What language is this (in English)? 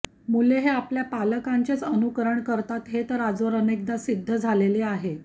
Marathi